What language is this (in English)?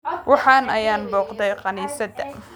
Somali